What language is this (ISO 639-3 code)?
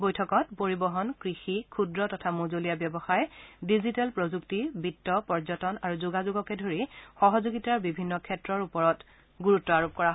asm